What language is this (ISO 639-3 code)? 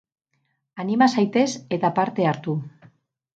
eus